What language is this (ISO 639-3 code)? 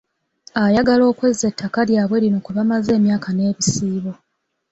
lug